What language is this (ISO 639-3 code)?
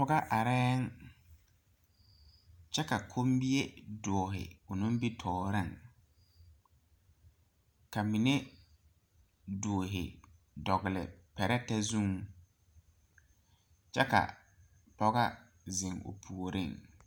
dga